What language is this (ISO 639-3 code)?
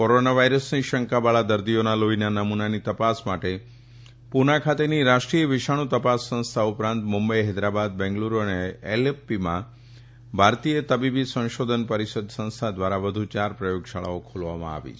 guj